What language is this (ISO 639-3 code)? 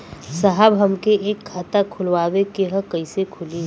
bho